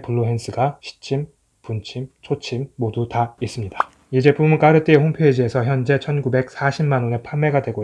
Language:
Korean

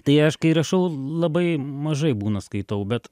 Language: Lithuanian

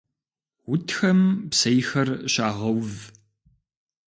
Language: Kabardian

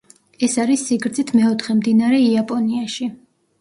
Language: Georgian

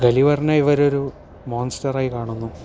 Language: Malayalam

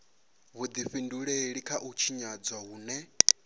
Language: Venda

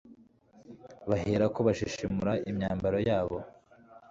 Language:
Kinyarwanda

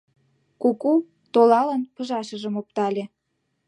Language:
Mari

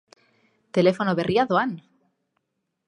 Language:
Basque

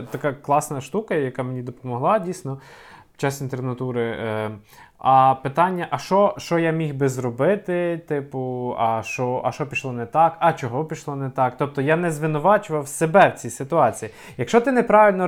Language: Ukrainian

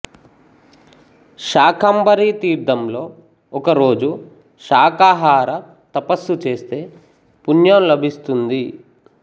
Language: Telugu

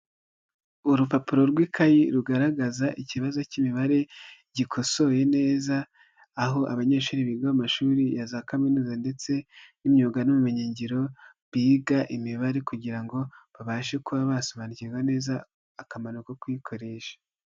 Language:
Kinyarwanda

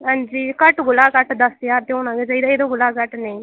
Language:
Dogri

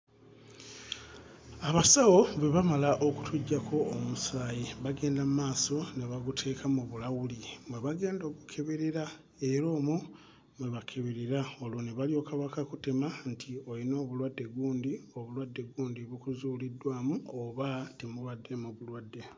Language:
Ganda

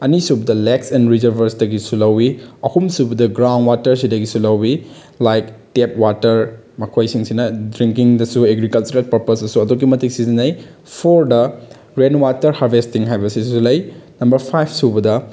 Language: Manipuri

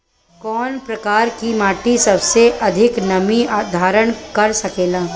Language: Bhojpuri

